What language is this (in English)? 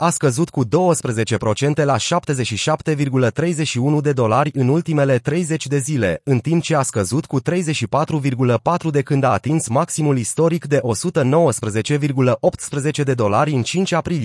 Romanian